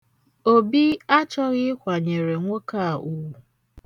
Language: Igbo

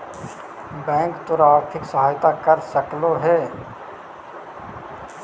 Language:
Magahi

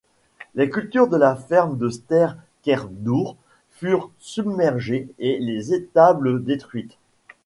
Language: French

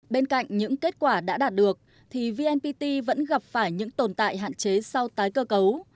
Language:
Vietnamese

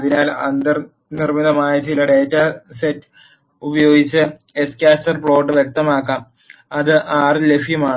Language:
Malayalam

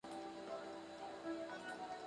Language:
Spanish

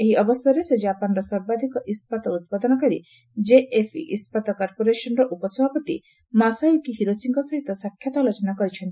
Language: Odia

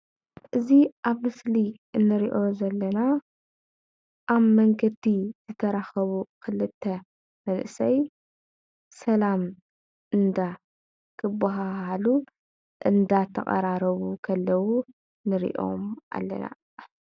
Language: Tigrinya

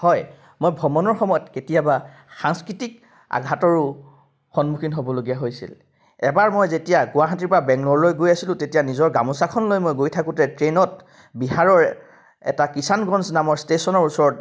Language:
Assamese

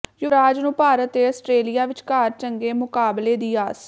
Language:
Punjabi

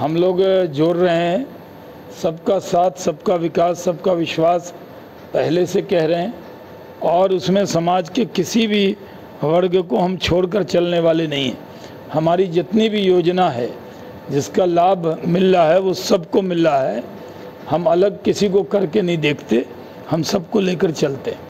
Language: Hindi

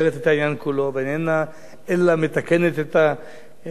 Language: Hebrew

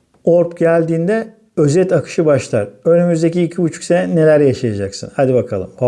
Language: Turkish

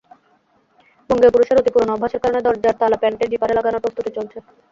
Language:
Bangla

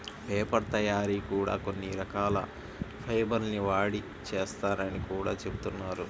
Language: Telugu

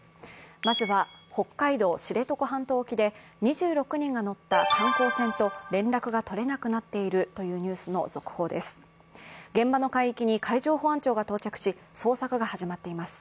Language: Japanese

